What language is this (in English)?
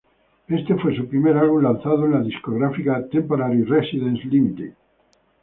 Spanish